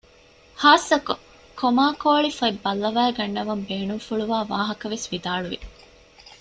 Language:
Divehi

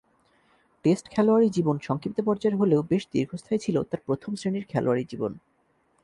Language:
Bangla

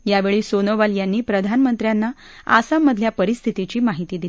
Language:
Marathi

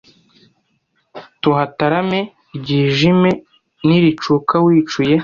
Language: Kinyarwanda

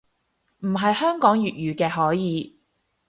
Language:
Cantonese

